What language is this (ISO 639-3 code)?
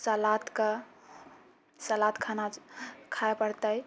mai